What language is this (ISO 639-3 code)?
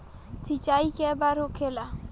bho